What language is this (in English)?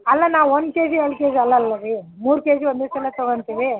Kannada